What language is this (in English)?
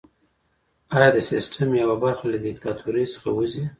Pashto